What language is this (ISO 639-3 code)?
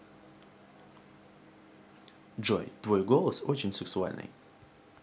rus